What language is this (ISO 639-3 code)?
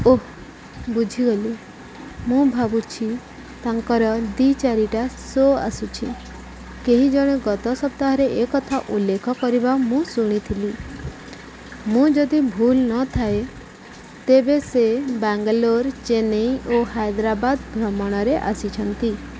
ori